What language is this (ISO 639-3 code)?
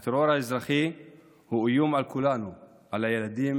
heb